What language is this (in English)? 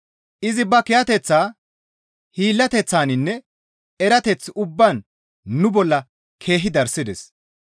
Gamo